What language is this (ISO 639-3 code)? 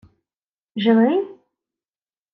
ukr